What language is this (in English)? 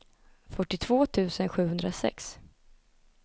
Swedish